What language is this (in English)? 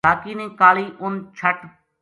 Gujari